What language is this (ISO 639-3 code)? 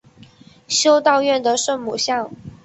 zho